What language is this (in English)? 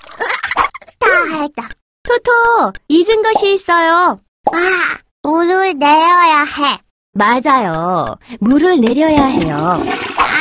Korean